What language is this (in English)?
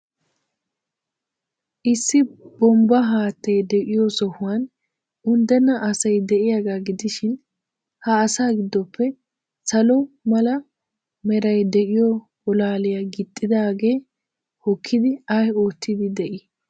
Wolaytta